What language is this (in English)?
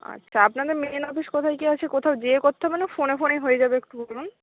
Bangla